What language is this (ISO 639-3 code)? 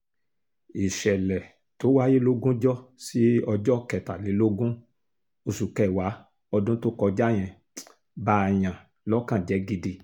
yor